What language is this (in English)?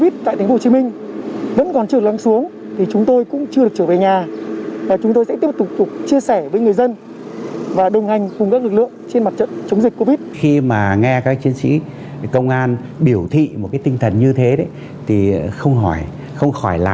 Vietnamese